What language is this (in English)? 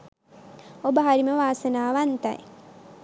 Sinhala